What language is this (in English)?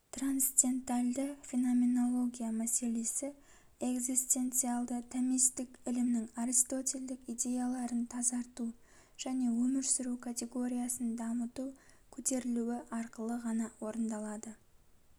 Kazakh